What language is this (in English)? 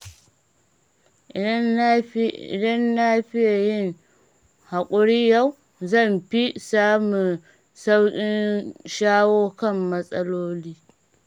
Hausa